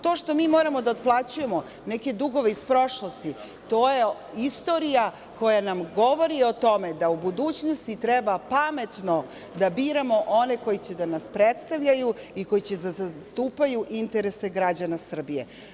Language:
Serbian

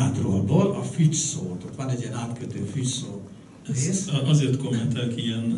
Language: Hungarian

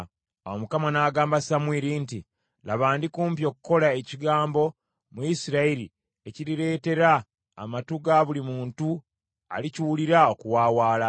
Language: Ganda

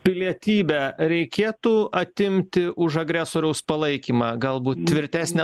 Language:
Lithuanian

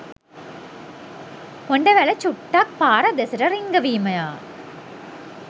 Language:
Sinhala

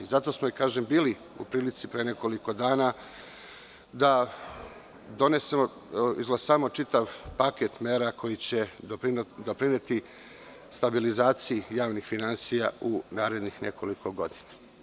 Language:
Serbian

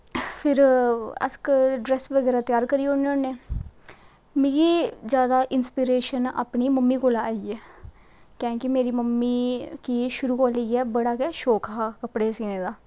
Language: Dogri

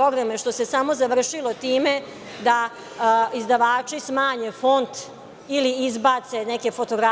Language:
Serbian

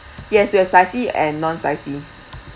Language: English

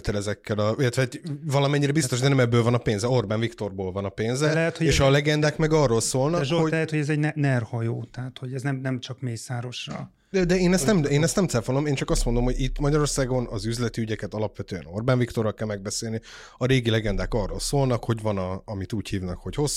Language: Hungarian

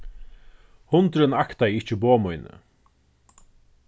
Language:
Faroese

